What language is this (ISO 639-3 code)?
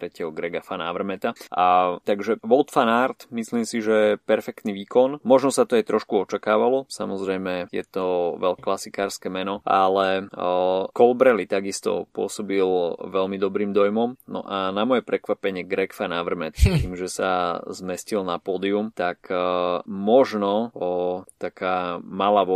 slk